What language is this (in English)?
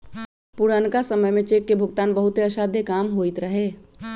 Magahi